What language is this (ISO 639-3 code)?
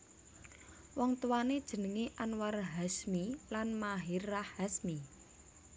jav